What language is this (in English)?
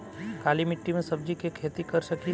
Bhojpuri